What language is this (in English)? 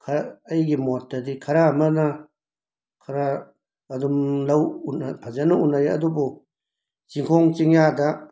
Manipuri